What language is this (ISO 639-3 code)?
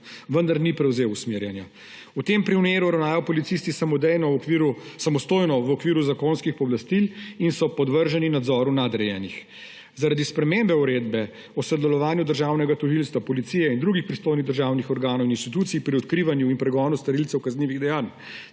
slv